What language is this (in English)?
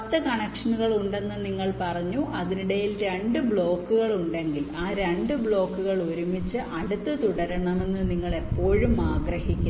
Malayalam